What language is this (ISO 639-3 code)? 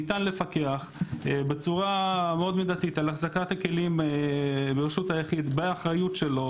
heb